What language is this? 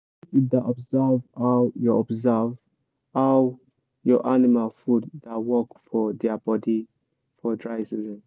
Nigerian Pidgin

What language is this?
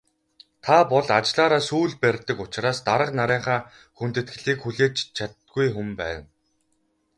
Mongolian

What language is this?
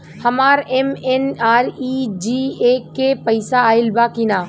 Bhojpuri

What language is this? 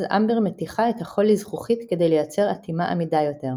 Hebrew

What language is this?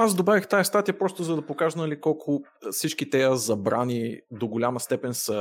Bulgarian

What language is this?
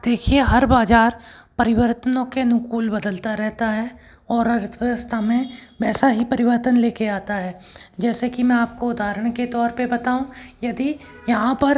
Hindi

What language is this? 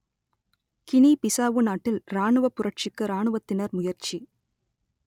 Tamil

